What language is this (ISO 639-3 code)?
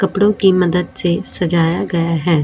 hin